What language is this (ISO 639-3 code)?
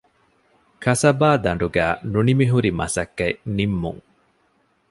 div